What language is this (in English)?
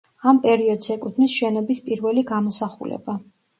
Georgian